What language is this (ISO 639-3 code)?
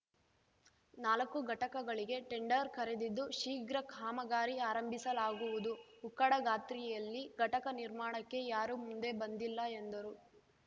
kan